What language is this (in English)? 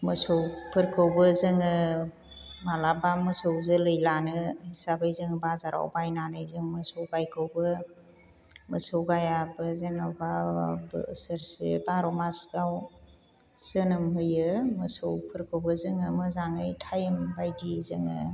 Bodo